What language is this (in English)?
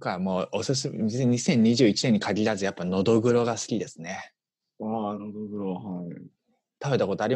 Japanese